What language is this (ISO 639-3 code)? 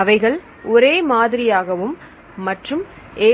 tam